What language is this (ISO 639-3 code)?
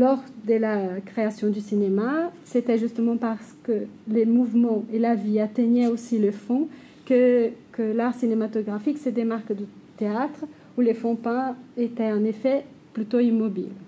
fra